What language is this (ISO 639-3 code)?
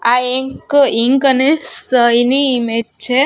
guj